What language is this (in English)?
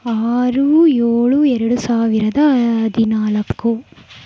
Kannada